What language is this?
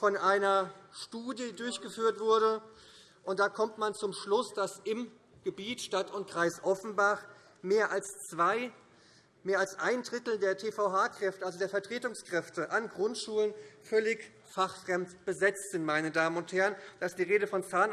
German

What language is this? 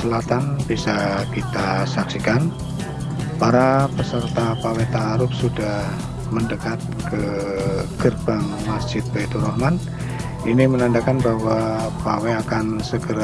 Indonesian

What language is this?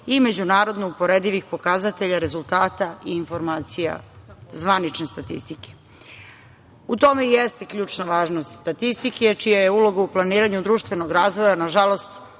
Serbian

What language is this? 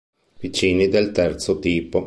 Italian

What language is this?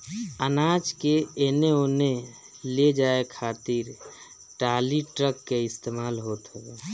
Bhojpuri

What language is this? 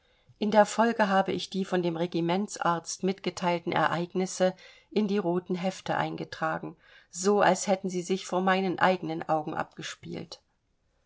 German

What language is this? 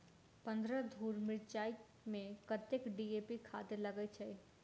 Maithili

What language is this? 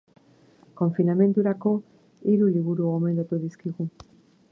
Basque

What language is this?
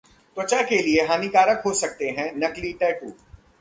Hindi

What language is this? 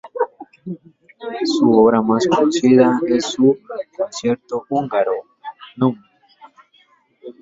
Spanish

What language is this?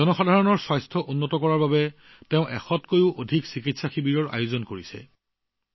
Assamese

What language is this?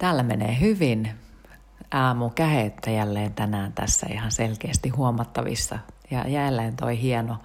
Finnish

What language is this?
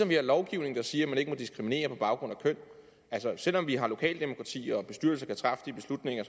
Danish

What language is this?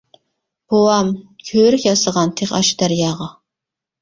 Uyghur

